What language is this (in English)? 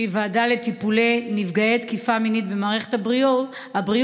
Hebrew